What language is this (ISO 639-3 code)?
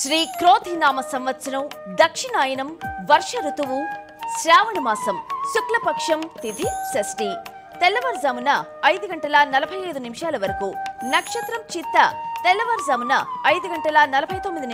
tel